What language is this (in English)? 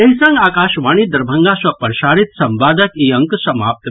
Maithili